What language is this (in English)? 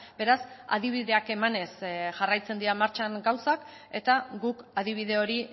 Basque